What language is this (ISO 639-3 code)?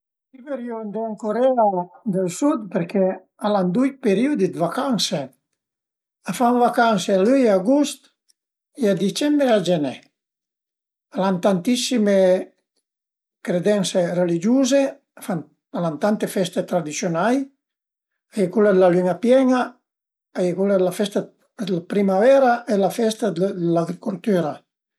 pms